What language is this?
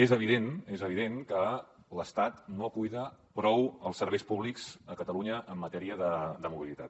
Catalan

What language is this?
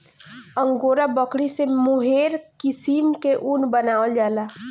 Bhojpuri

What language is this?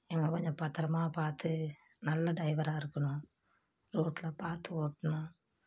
Tamil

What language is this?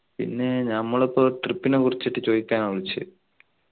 Malayalam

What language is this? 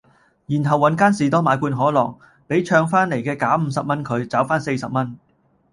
Cantonese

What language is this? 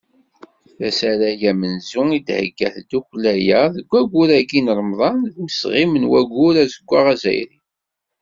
Kabyle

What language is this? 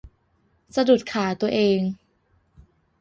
Thai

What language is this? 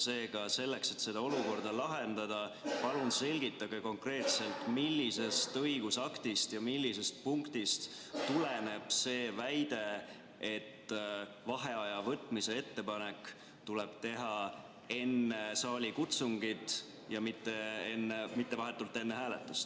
Estonian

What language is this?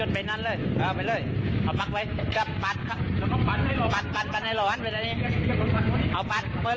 Thai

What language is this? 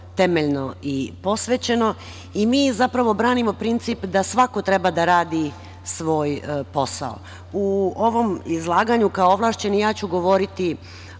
Serbian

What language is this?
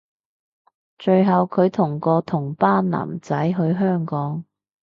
Cantonese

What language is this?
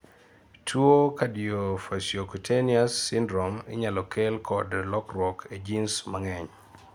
Luo (Kenya and Tanzania)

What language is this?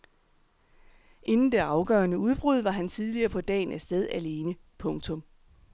Danish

